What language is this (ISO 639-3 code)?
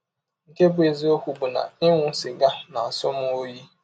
ibo